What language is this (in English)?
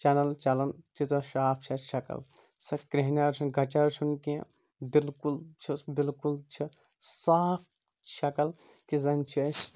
Kashmiri